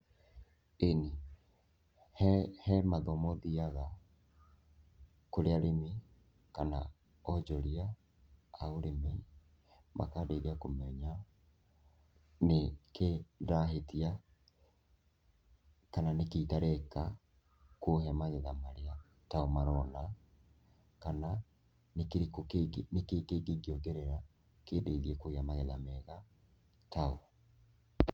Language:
Kikuyu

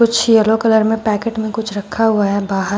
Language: Hindi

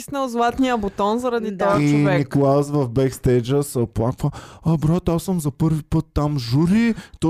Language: Bulgarian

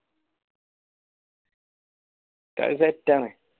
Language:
Malayalam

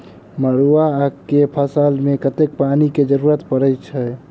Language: Maithili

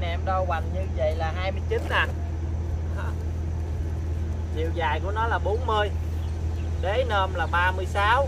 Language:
Vietnamese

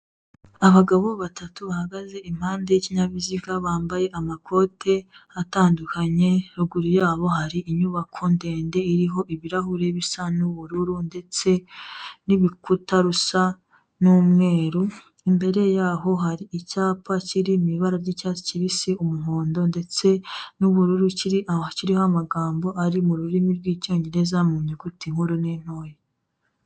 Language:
Kinyarwanda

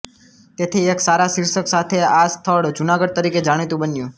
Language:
Gujarati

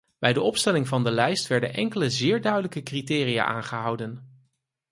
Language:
Dutch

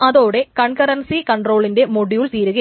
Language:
Malayalam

